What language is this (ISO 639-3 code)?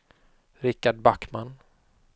swe